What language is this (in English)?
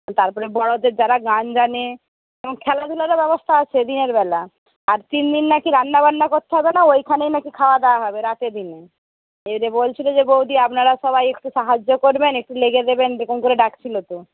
Bangla